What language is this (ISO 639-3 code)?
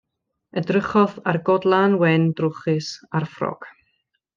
cym